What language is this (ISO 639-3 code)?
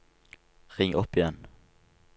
nor